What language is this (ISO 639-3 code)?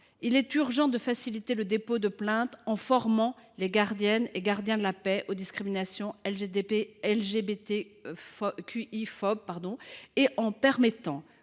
fra